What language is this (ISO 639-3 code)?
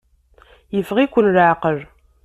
kab